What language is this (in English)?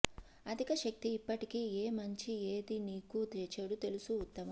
Telugu